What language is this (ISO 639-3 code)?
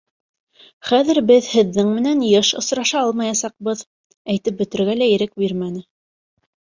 bak